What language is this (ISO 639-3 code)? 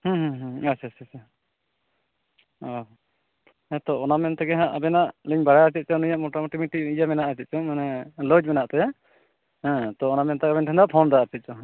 sat